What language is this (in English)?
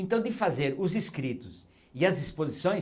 Portuguese